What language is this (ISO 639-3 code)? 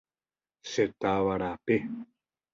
grn